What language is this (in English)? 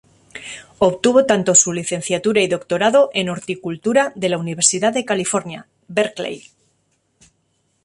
Spanish